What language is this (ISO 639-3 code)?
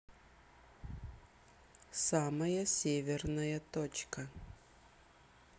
rus